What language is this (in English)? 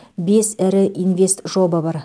Kazakh